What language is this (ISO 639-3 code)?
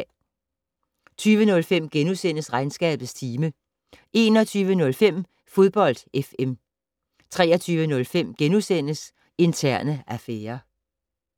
dan